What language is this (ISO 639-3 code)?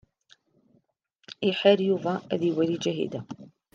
kab